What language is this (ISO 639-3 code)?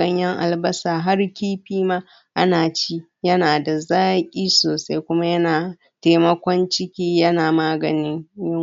hau